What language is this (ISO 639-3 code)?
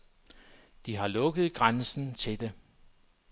dan